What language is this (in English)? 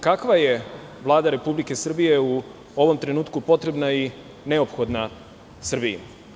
Serbian